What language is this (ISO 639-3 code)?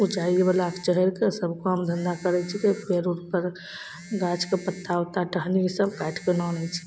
mai